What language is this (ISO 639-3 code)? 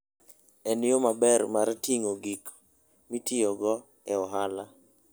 luo